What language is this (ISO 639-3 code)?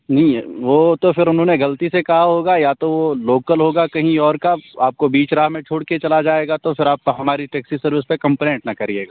urd